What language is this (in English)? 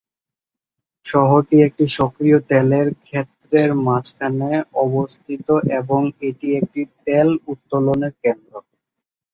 Bangla